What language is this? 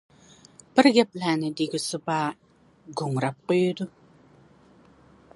Uyghur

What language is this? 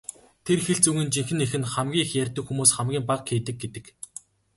Mongolian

